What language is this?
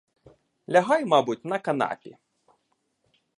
Ukrainian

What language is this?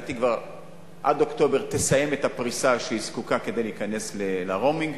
Hebrew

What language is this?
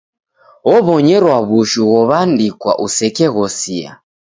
Taita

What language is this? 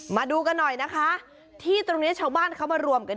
Thai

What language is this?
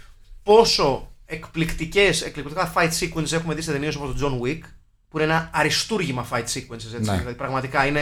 Greek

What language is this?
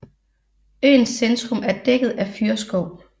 Danish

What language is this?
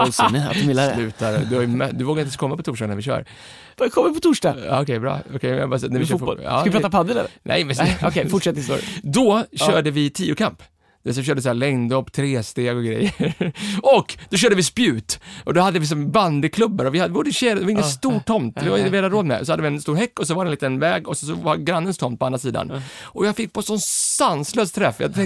Swedish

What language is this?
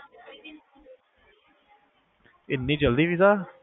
Punjabi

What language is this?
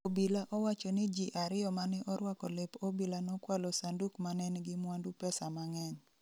Luo (Kenya and Tanzania)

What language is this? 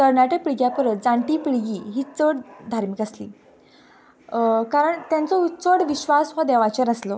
Konkani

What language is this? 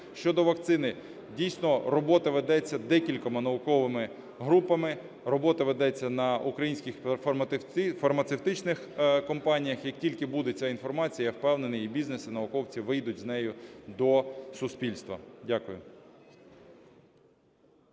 Ukrainian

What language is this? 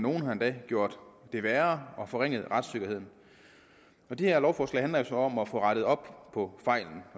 Danish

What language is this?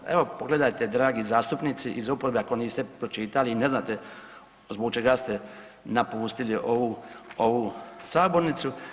Croatian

